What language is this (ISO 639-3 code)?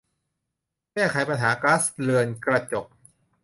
tha